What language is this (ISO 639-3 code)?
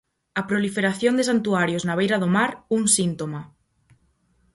glg